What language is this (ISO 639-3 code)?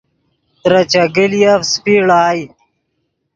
ydg